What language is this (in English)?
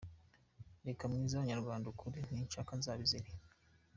Kinyarwanda